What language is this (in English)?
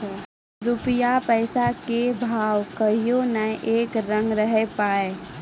Maithili